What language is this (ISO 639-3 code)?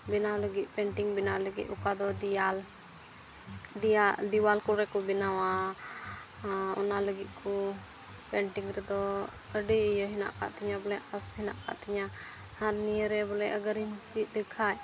sat